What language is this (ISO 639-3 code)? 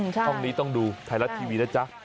tha